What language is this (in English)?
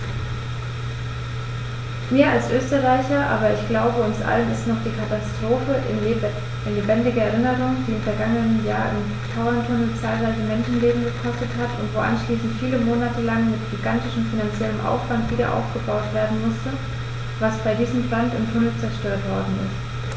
German